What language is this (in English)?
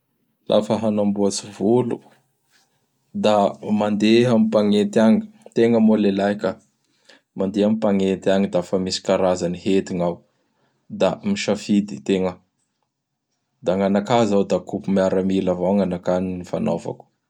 Bara Malagasy